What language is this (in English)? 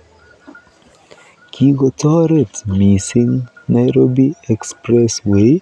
Kalenjin